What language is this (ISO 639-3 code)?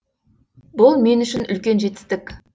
kaz